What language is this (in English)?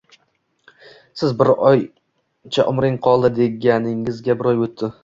Uzbek